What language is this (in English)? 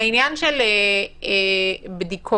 Hebrew